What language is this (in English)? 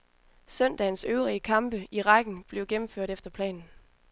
Danish